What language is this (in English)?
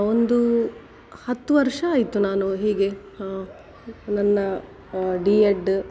Kannada